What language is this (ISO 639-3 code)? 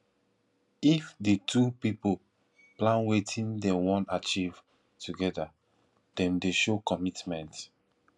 pcm